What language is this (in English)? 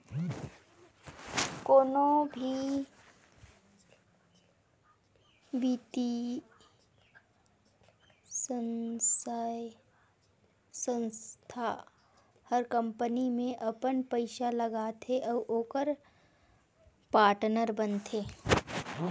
Chhattisgarhi